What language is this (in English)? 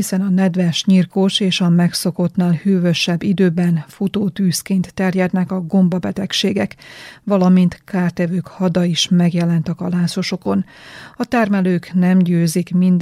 Hungarian